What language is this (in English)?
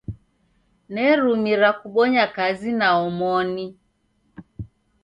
Taita